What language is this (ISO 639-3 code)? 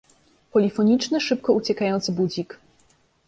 pol